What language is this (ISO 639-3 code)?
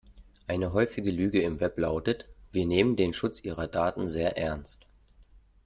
deu